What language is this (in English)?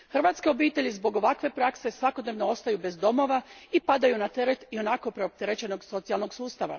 Croatian